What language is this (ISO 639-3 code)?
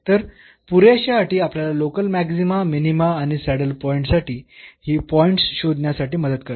mar